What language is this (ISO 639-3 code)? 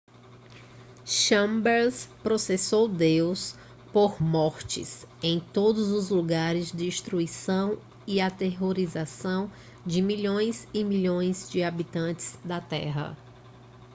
por